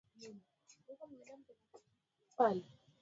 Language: Swahili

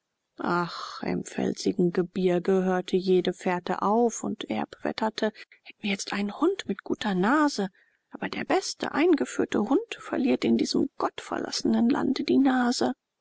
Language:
German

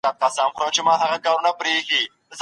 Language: Pashto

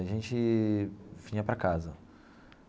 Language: Portuguese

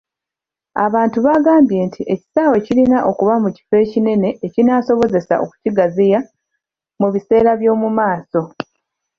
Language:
Ganda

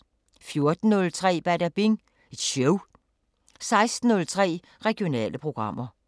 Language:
Danish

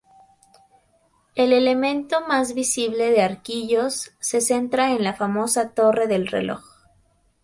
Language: Spanish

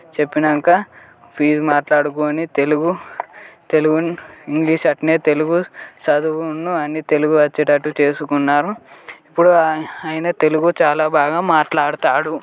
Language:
Telugu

